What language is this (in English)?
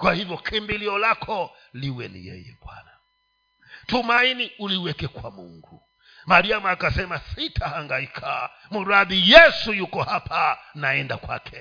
Swahili